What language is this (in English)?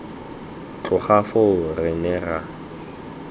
Tswana